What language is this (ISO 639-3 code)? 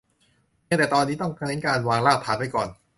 tha